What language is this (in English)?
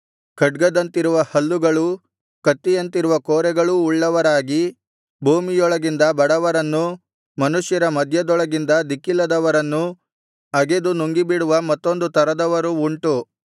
Kannada